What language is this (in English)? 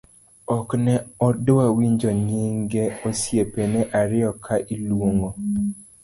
Luo (Kenya and Tanzania)